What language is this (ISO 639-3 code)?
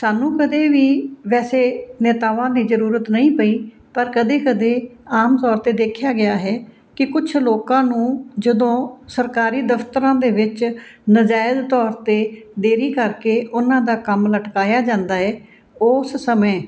pan